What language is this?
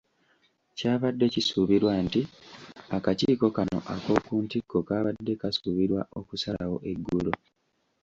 Ganda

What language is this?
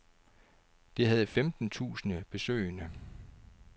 Danish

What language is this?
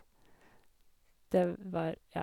Norwegian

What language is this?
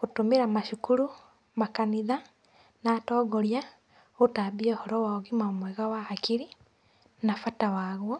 Kikuyu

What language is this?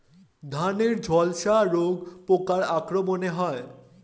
Bangla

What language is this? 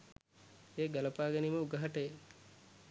Sinhala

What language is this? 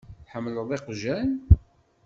Kabyle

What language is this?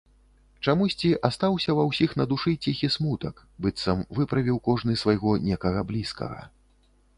Belarusian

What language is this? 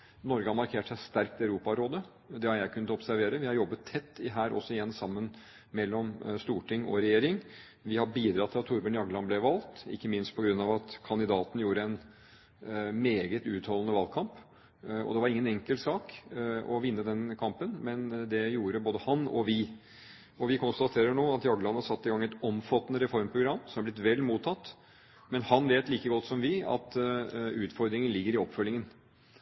Norwegian Bokmål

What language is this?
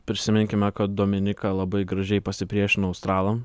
Lithuanian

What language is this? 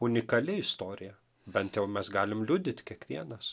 Lithuanian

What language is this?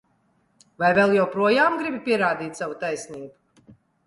Latvian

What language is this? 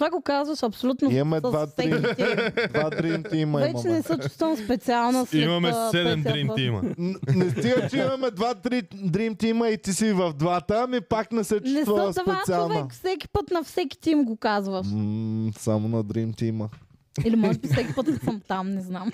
Bulgarian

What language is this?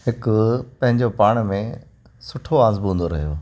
Sindhi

